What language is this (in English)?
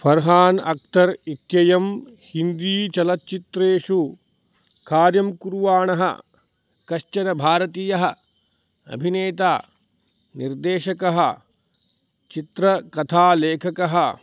Sanskrit